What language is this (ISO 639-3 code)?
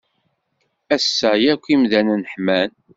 kab